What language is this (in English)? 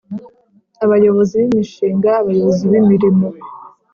Kinyarwanda